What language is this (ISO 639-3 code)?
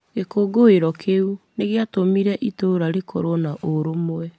kik